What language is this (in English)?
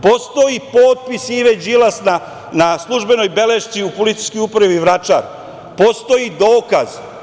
Serbian